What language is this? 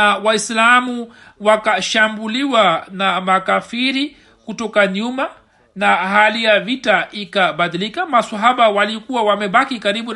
Swahili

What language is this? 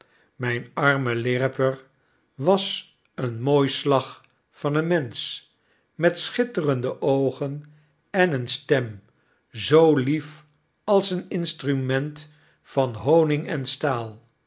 Dutch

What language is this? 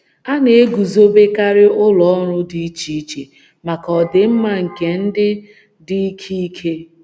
Igbo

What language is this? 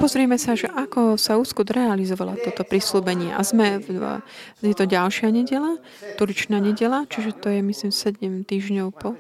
Slovak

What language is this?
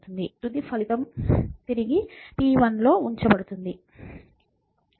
Telugu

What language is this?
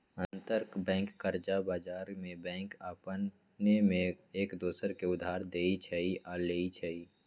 Magahi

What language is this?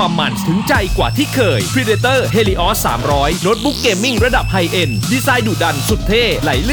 Thai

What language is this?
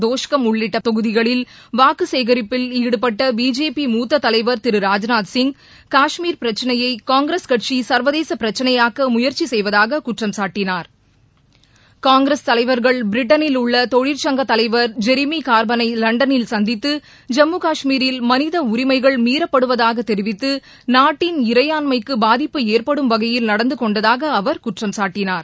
Tamil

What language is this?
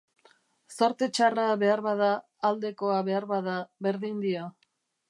Basque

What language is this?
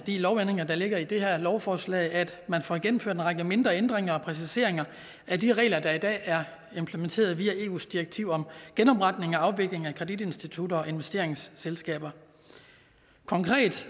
Danish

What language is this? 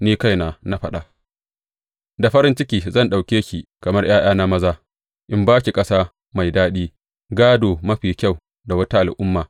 Hausa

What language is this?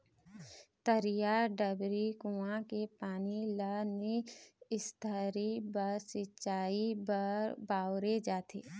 Chhattisgarhi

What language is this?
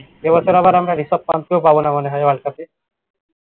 Bangla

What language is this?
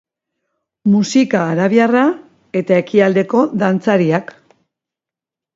Basque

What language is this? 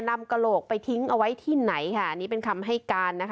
Thai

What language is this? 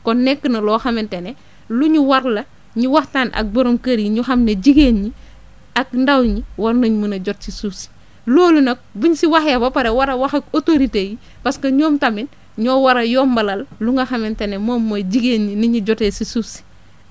Wolof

